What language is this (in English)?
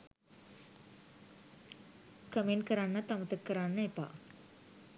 Sinhala